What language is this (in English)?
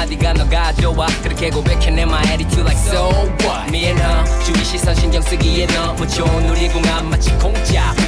English